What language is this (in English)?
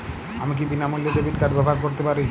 Bangla